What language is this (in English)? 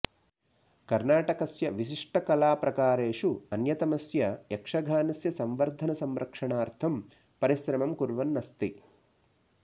Sanskrit